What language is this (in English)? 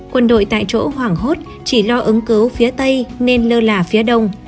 Vietnamese